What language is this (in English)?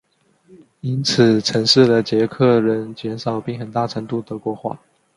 Chinese